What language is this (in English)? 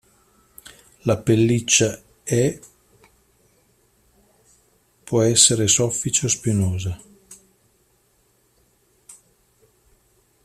Italian